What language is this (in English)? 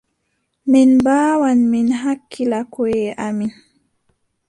Adamawa Fulfulde